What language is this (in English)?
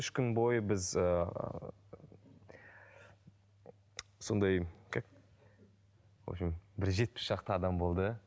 Kazakh